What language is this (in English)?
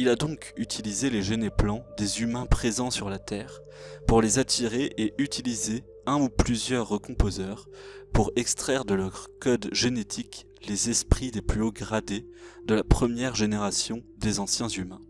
French